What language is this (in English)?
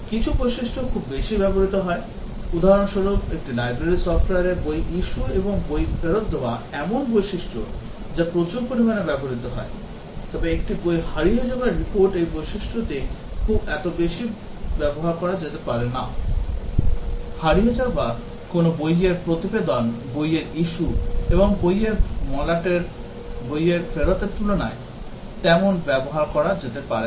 Bangla